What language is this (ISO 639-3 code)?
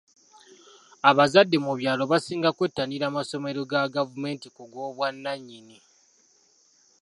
lug